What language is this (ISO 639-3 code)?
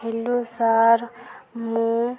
ori